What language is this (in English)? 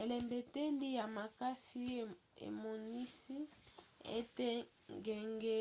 Lingala